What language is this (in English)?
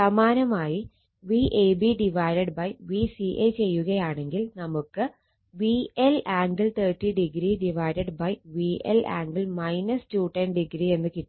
Malayalam